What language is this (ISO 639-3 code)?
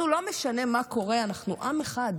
heb